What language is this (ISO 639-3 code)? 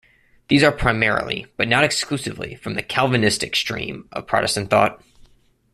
eng